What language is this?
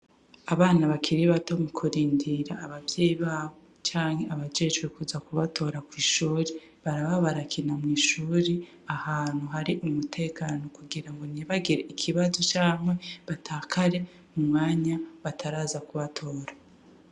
Rundi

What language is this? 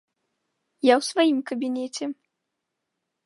Belarusian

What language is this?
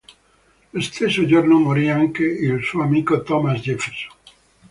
Italian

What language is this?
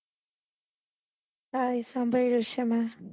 Gujarati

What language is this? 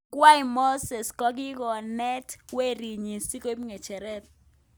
Kalenjin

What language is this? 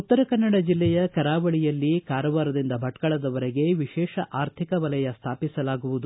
Kannada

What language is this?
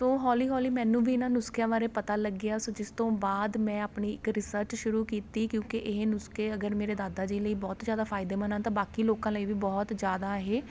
Punjabi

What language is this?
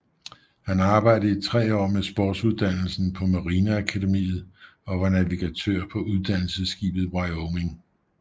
Danish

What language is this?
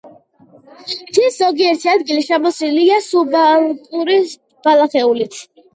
Georgian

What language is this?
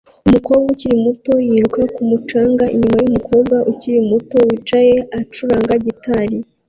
Kinyarwanda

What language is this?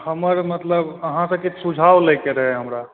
Maithili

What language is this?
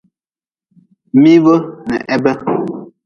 Nawdm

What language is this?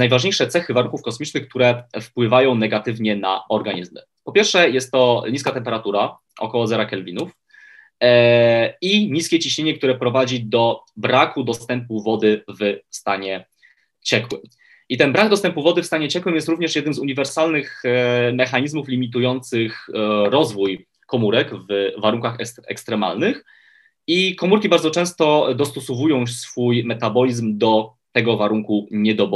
Polish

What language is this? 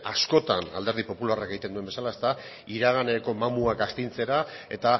Basque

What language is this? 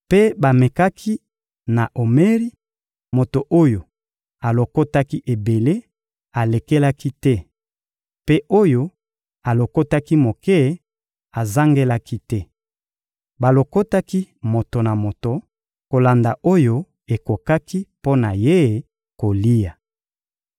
Lingala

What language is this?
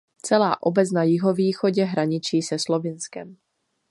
Czech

